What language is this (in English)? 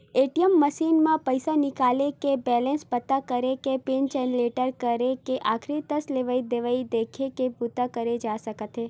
Chhattisgarhi